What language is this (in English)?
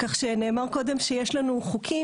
Hebrew